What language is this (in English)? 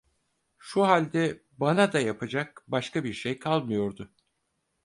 Turkish